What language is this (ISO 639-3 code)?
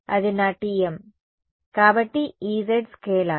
tel